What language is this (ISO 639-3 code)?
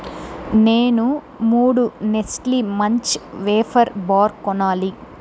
tel